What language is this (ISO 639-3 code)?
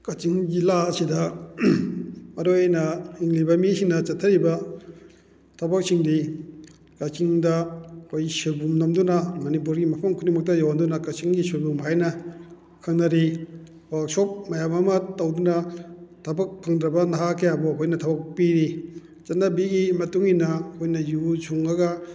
mni